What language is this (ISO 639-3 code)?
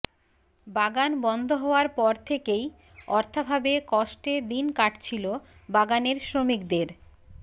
ben